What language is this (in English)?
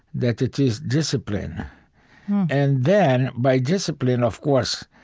English